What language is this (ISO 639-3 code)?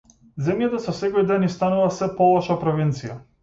mkd